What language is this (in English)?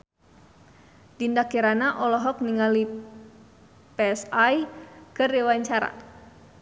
Sundanese